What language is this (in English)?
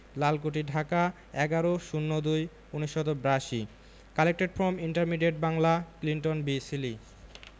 Bangla